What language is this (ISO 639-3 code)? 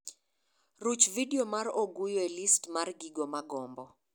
luo